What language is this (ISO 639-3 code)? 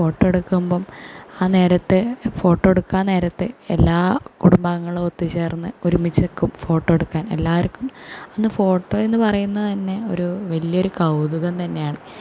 mal